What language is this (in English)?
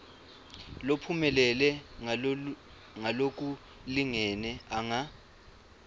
Swati